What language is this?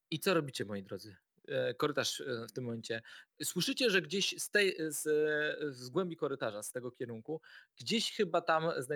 Polish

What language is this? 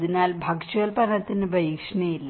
Malayalam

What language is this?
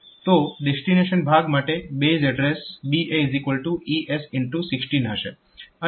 Gujarati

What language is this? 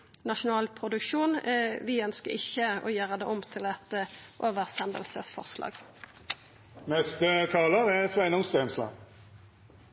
Norwegian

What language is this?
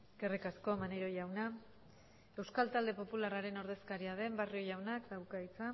Basque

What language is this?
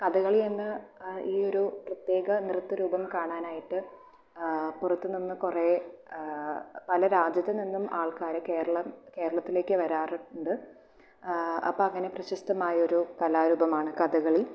Malayalam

